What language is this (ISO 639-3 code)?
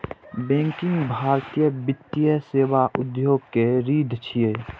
mai